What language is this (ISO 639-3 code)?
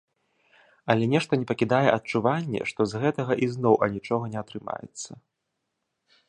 bel